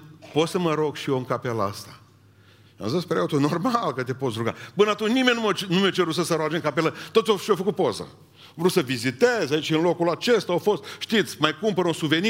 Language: Romanian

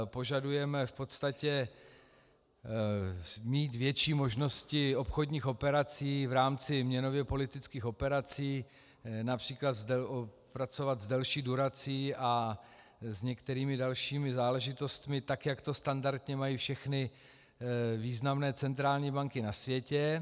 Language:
Czech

